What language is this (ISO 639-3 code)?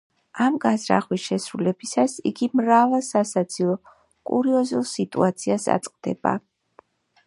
kat